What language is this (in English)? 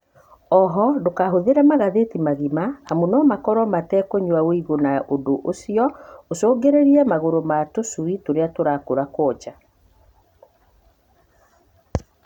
Kikuyu